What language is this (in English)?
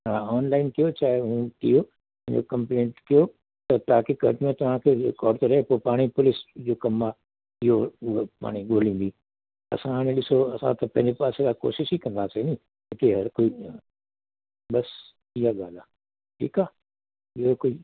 Sindhi